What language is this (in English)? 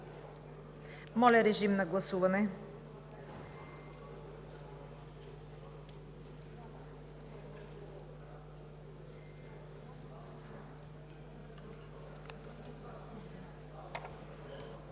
Bulgarian